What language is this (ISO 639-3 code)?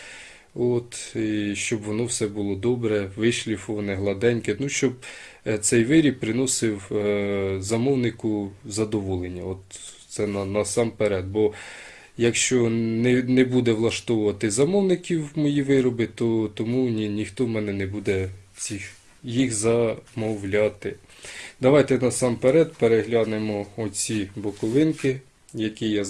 ukr